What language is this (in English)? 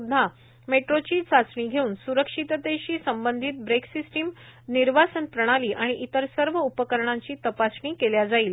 Marathi